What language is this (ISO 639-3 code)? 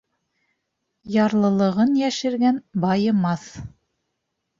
bak